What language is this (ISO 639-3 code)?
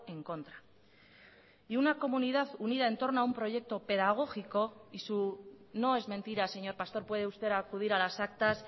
spa